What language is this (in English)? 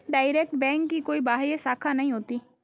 Hindi